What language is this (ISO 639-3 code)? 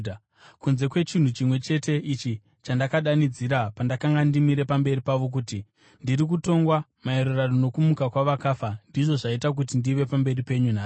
sna